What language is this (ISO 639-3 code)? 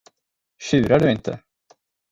swe